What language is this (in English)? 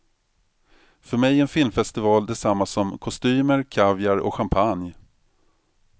Swedish